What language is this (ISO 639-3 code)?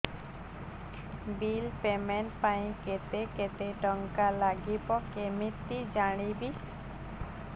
ori